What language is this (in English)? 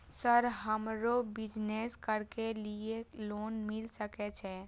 Maithili